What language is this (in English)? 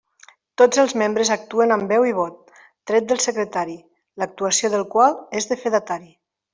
Catalan